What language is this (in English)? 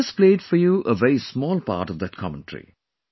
English